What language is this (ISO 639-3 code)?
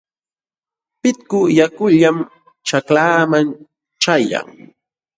qxw